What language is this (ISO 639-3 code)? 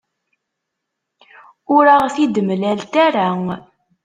kab